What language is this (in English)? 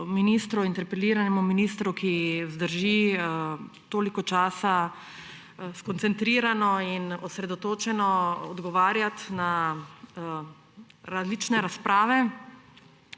Slovenian